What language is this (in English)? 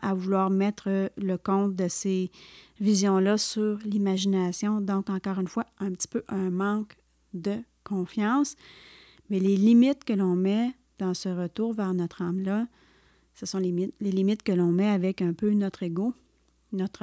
French